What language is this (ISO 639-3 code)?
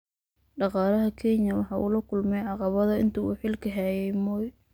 som